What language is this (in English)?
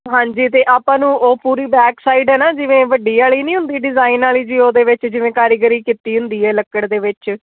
Punjabi